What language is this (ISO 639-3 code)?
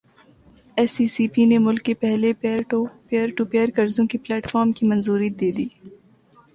urd